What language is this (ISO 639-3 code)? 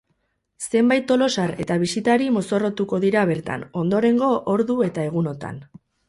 eus